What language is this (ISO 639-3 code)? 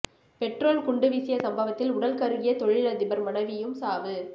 tam